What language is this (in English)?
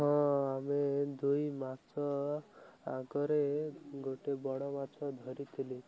Odia